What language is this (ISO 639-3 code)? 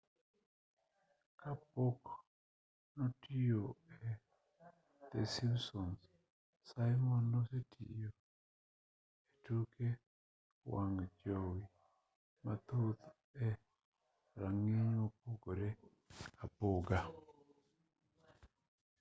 luo